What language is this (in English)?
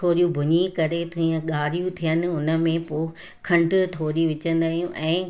Sindhi